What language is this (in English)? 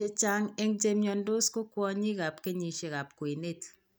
Kalenjin